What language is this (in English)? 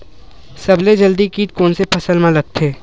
Chhattisgarhi